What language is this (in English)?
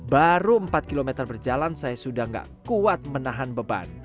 Indonesian